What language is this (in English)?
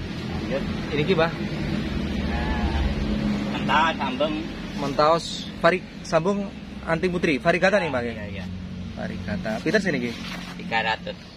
Indonesian